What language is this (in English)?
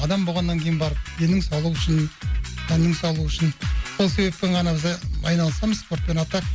Kazakh